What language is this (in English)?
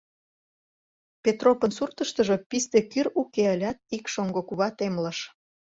Mari